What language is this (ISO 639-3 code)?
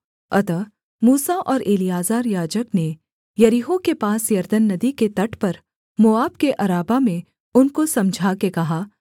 hin